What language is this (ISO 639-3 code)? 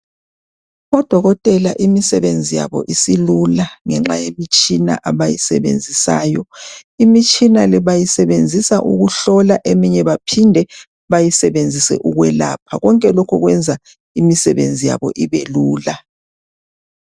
nde